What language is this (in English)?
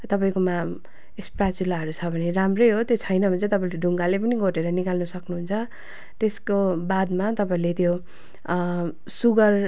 Nepali